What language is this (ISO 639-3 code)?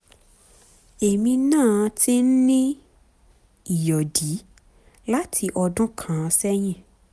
yor